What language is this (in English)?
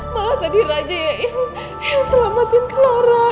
Indonesian